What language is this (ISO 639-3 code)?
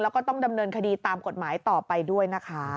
tha